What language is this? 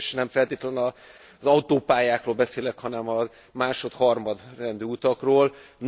Hungarian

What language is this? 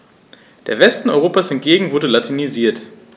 German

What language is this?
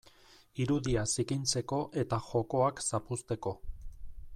Basque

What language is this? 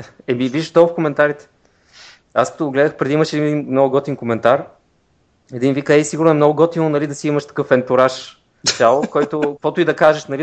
Bulgarian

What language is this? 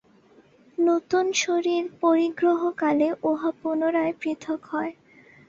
Bangla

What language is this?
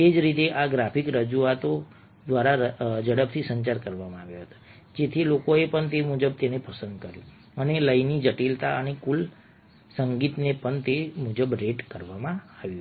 Gujarati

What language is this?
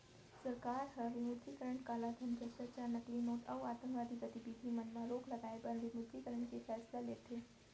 Chhattisgarhi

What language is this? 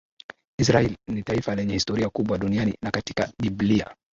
Swahili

